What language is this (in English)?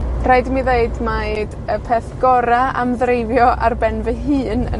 Welsh